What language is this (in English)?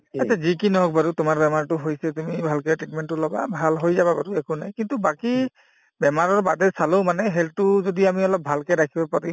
Assamese